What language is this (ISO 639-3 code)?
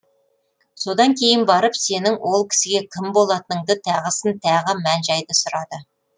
kaz